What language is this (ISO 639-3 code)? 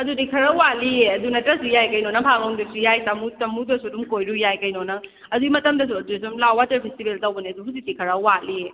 mni